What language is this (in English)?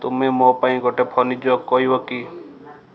Odia